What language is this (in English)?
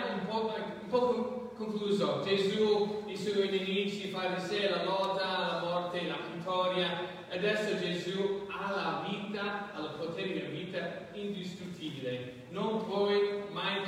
Italian